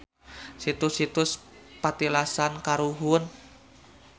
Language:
Sundanese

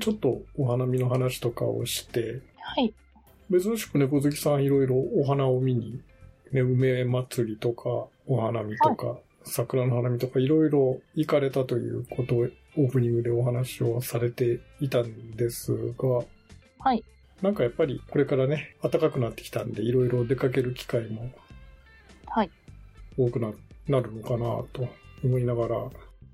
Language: Japanese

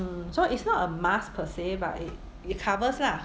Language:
English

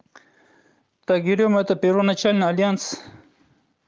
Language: Russian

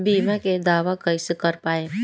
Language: Bhojpuri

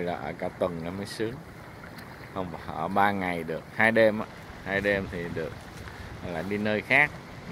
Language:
Vietnamese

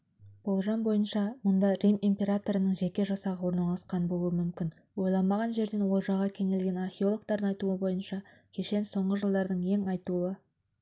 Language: Kazakh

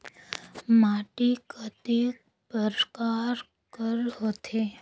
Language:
Chhattisgarhi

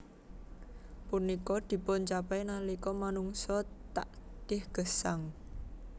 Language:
Javanese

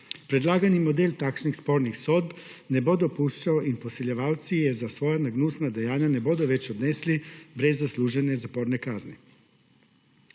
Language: Slovenian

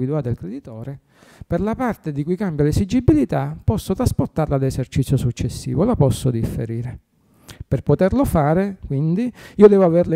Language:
Italian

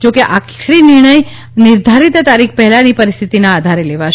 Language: Gujarati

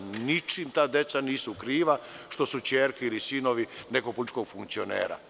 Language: Serbian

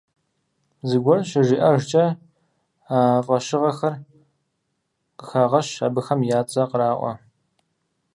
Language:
Kabardian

